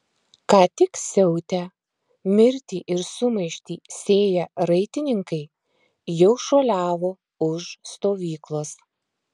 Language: Lithuanian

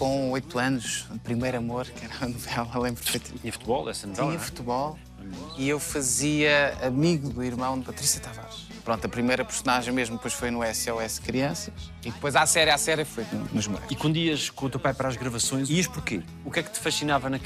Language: Portuguese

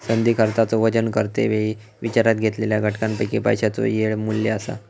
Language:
Marathi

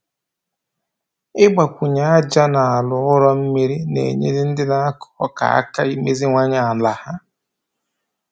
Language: Igbo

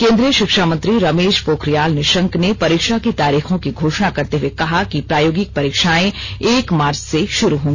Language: Hindi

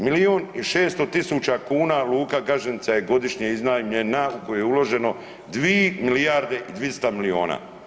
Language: Croatian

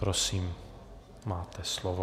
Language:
Czech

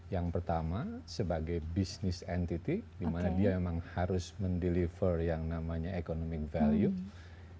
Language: Indonesian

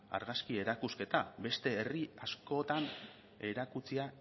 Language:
Basque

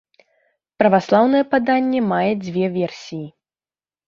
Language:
Belarusian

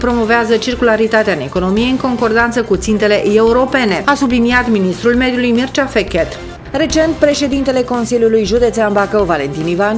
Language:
Romanian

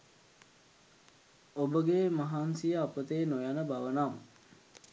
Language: Sinhala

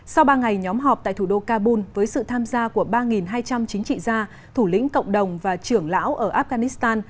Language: Vietnamese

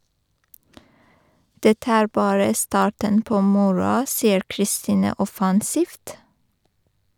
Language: Norwegian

